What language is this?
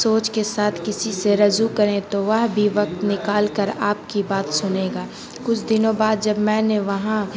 Urdu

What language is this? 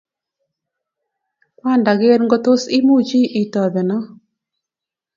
Kalenjin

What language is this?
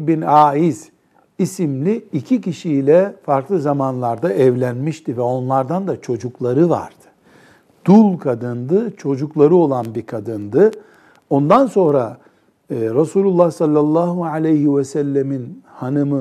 Turkish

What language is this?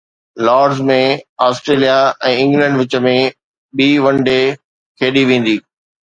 Sindhi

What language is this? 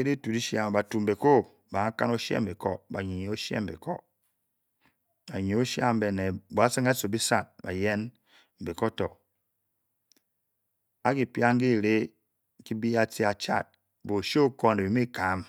Bokyi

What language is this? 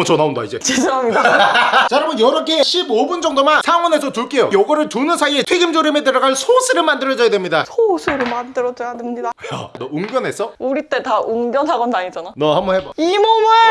Korean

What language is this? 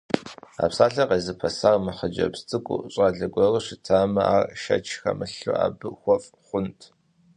Kabardian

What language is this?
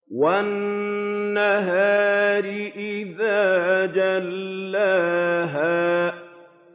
Arabic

